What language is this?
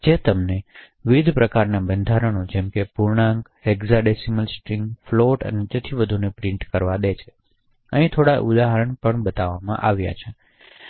Gujarati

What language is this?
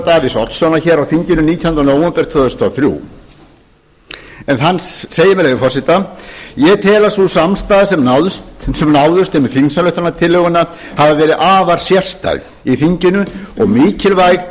Icelandic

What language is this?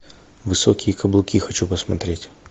Russian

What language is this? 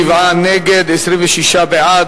Hebrew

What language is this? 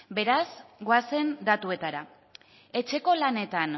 Basque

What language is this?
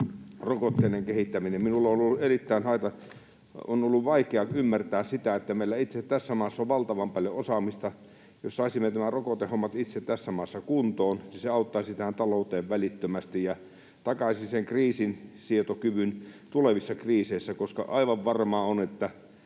Finnish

